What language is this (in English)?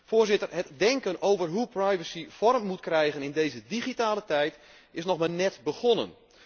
Dutch